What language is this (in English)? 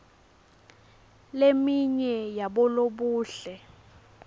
Swati